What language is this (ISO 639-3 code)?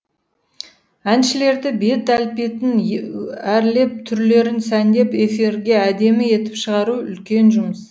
kaz